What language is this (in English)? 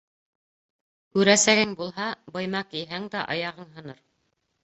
Bashkir